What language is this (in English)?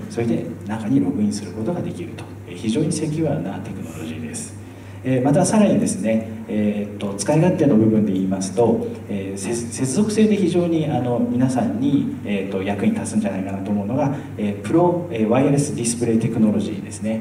Japanese